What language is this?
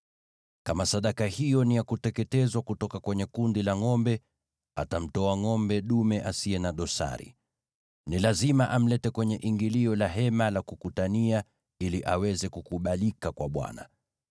Swahili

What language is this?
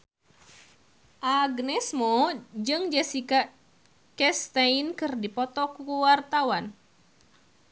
Sundanese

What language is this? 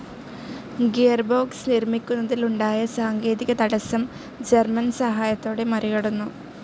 Malayalam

